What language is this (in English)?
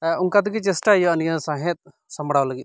Santali